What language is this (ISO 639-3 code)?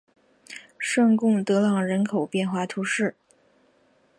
zho